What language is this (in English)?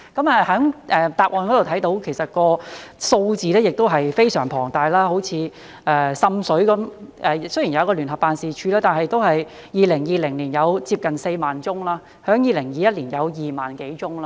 Cantonese